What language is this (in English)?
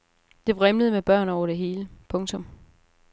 Danish